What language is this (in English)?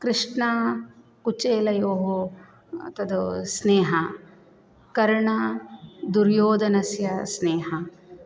Sanskrit